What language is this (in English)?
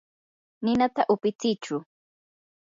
Yanahuanca Pasco Quechua